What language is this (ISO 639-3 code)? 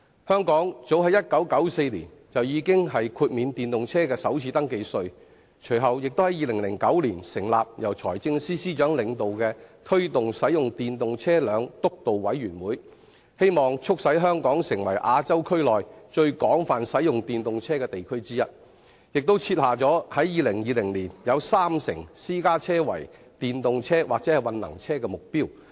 yue